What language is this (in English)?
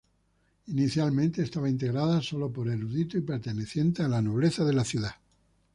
Spanish